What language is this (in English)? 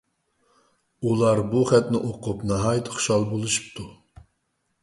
Uyghur